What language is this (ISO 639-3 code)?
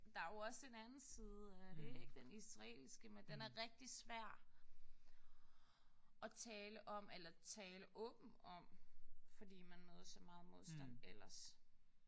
dan